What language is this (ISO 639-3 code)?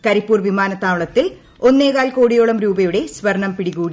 mal